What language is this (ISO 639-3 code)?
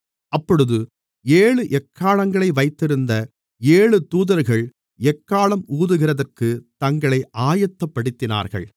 tam